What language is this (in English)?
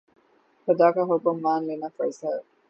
Urdu